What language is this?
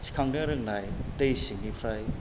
Bodo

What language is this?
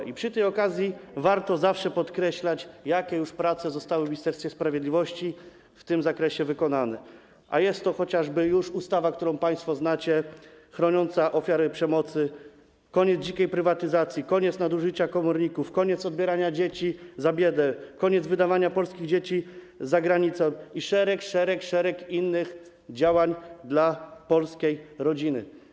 Polish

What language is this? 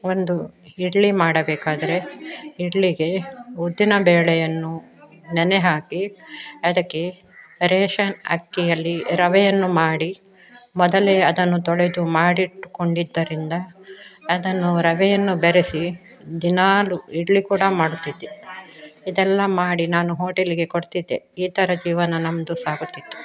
Kannada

